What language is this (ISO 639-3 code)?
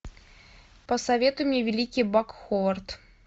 rus